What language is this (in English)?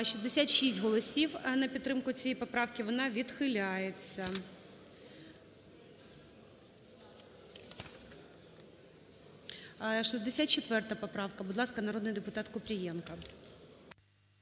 Ukrainian